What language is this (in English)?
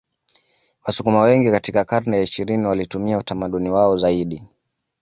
Swahili